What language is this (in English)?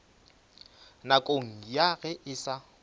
Northern Sotho